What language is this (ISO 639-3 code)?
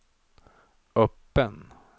swe